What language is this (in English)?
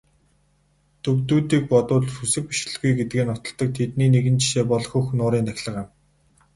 Mongolian